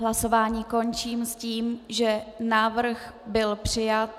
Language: Czech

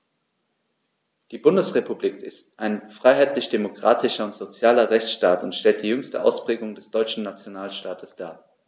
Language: German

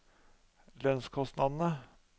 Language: Norwegian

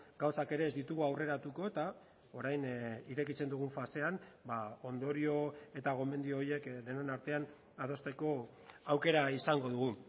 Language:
Basque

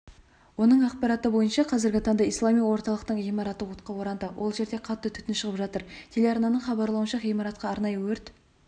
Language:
Kazakh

